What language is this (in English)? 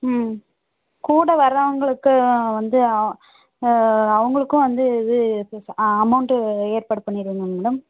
Tamil